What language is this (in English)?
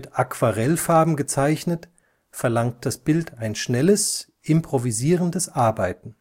German